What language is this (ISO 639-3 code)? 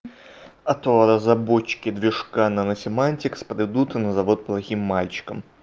rus